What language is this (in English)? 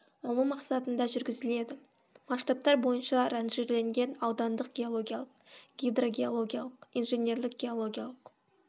Kazakh